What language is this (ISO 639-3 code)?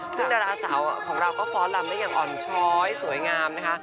tha